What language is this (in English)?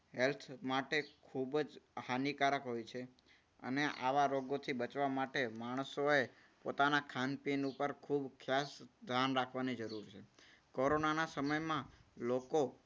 Gujarati